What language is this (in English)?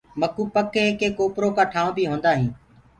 Gurgula